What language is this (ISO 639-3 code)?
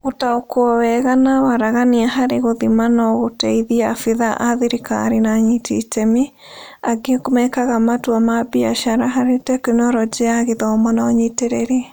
kik